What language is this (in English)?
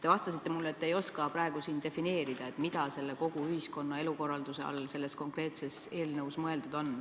Estonian